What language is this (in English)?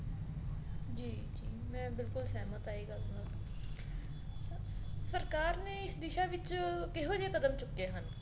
Punjabi